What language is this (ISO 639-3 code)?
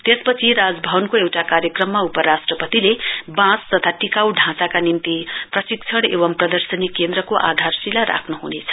nep